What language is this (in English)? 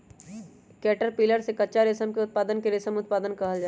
Magahi